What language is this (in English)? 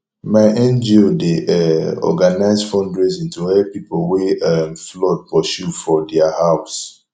Nigerian Pidgin